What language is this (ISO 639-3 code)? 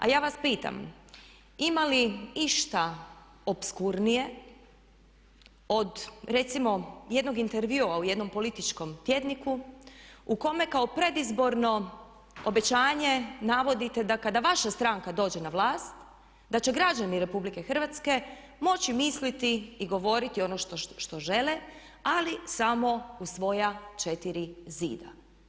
hrv